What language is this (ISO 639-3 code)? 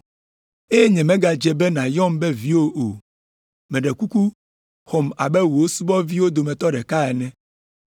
ewe